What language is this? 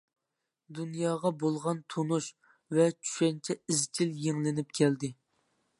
Uyghur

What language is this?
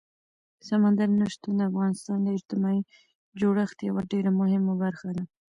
Pashto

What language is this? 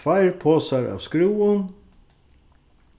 Faroese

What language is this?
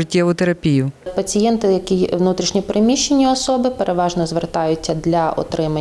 Ukrainian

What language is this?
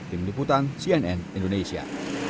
Indonesian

